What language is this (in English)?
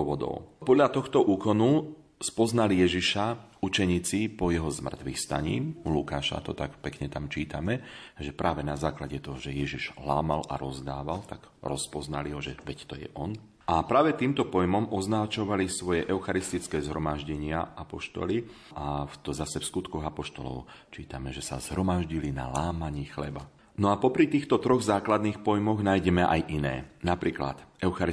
Slovak